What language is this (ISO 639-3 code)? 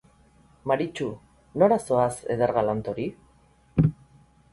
eus